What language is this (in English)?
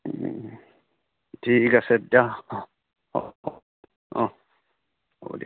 Assamese